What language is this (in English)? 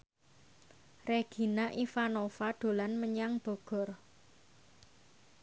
Javanese